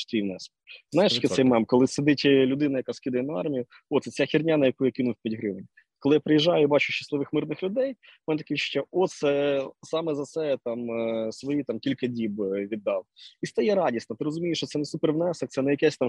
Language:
Ukrainian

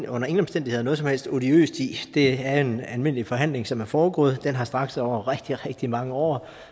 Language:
Danish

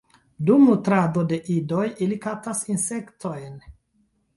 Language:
Esperanto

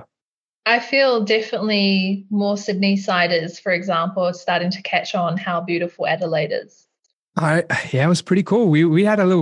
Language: English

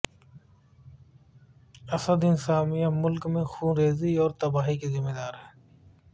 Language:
Urdu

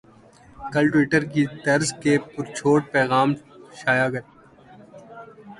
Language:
Urdu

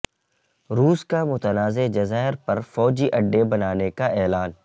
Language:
Urdu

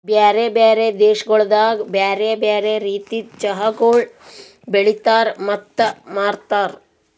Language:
Kannada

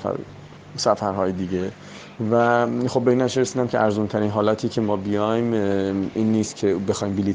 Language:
Persian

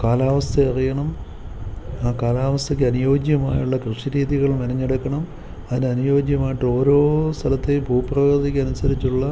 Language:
Malayalam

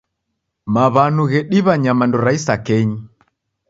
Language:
Taita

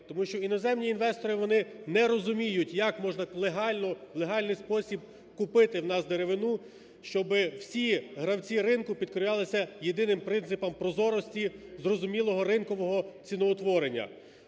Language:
Ukrainian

